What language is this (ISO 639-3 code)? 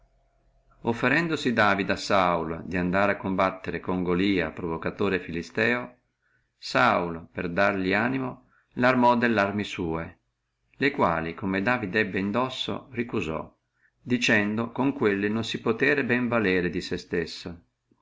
ita